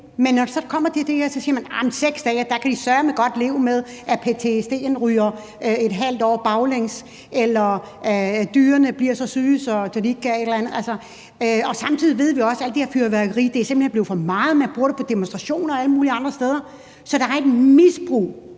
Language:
Danish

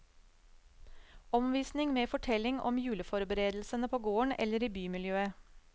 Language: Norwegian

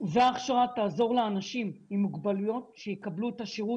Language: Hebrew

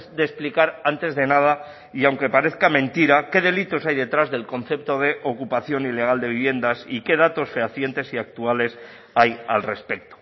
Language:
Spanish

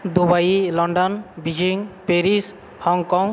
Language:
Maithili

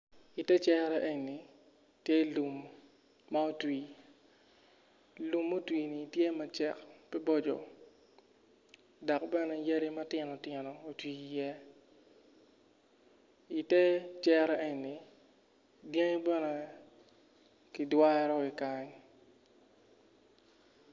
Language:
Acoli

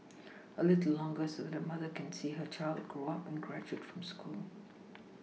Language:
English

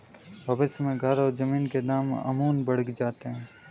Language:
Hindi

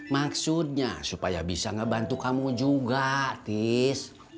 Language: Indonesian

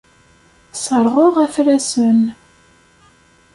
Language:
Kabyle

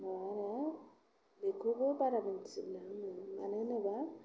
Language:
Bodo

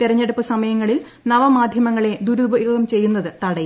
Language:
Malayalam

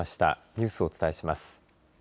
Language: Japanese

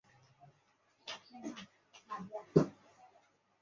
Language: Chinese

